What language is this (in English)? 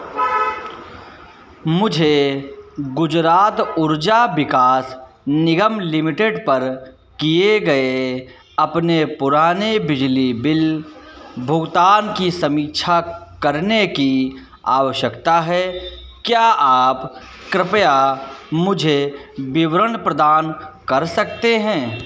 Hindi